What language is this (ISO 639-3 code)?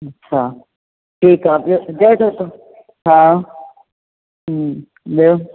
snd